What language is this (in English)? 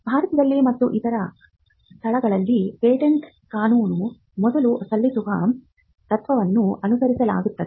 Kannada